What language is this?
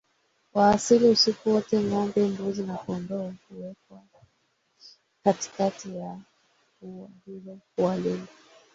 Swahili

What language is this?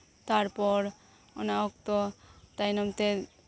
Santali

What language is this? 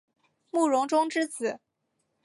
Chinese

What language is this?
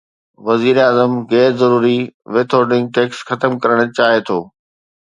Sindhi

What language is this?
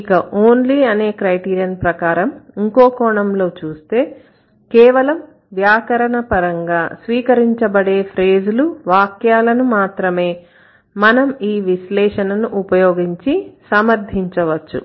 Telugu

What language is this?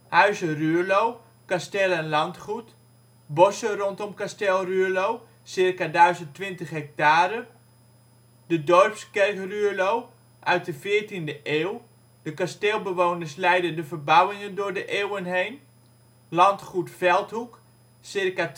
Dutch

